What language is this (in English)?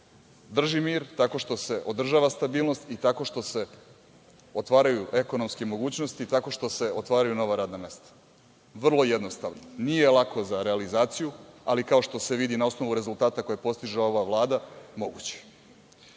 Serbian